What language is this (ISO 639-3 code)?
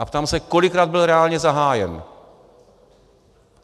ces